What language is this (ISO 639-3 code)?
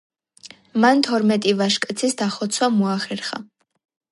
kat